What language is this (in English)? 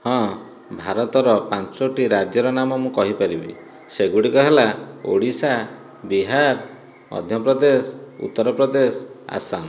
Odia